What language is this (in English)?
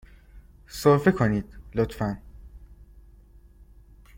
Persian